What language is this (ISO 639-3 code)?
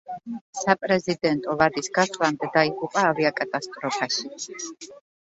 kat